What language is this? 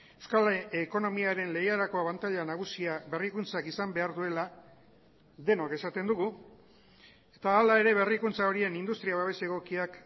Basque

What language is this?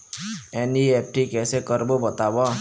Chhattisgarhi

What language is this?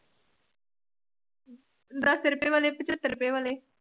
Punjabi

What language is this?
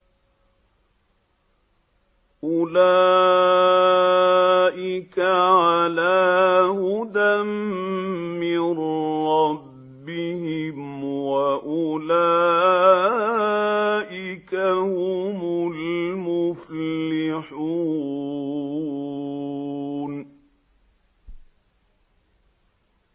Arabic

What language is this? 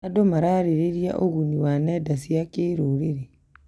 Kikuyu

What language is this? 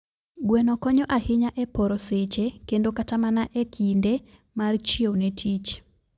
Luo (Kenya and Tanzania)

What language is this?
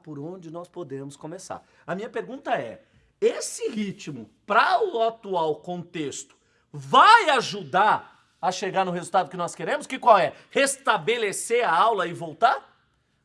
Portuguese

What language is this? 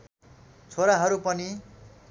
Nepali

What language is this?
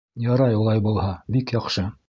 Bashkir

